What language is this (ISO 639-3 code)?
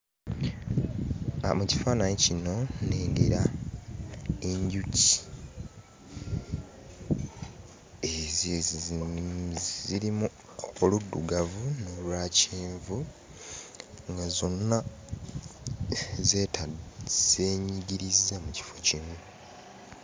lug